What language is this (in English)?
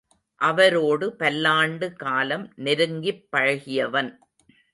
Tamil